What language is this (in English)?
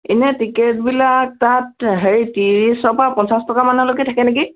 Assamese